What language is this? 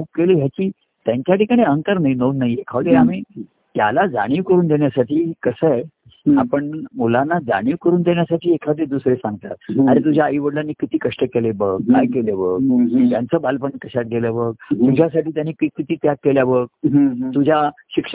Marathi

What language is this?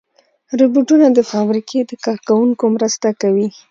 Pashto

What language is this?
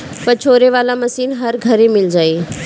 Bhojpuri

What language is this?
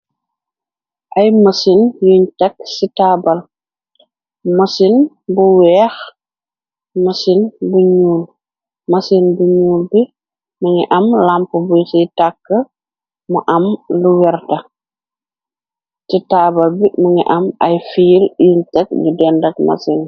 Wolof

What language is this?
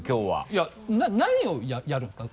Japanese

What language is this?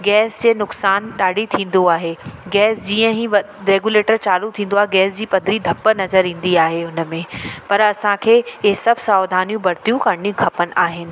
Sindhi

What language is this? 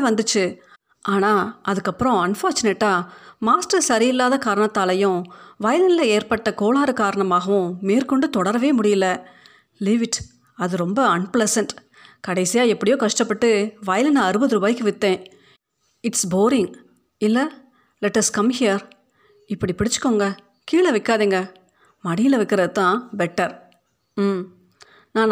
Tamil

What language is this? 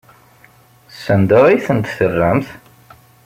Kabyle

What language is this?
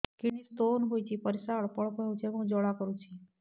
Odia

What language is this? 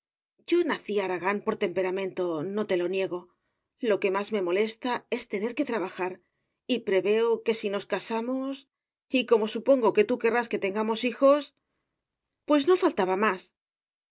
Spanish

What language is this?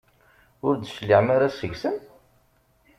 Kabyle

